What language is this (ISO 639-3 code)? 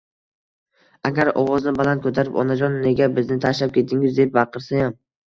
uzb